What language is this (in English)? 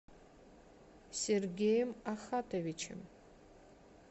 Russian